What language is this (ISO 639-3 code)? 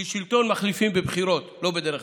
heb